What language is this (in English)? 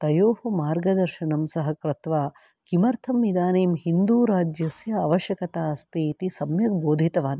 Sanskrit